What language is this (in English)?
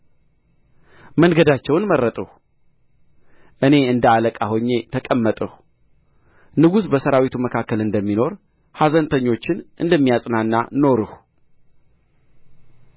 Amharic